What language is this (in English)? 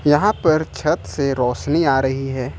Hindi